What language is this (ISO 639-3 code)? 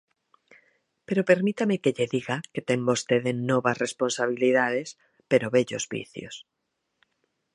glg